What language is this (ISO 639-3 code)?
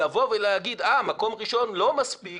heb